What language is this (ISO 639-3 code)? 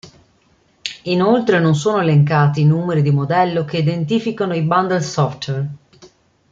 ita